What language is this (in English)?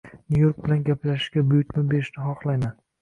Uzbek